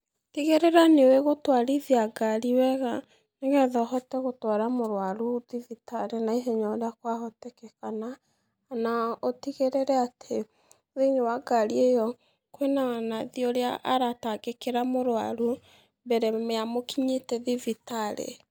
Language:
Kikuyu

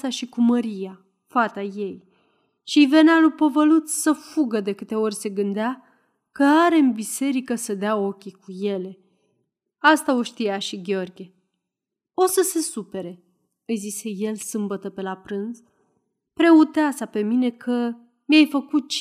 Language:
Romanian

